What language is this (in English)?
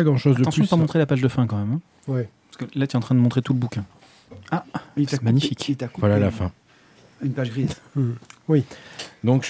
French